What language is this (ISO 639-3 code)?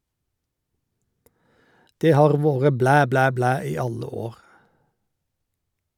nor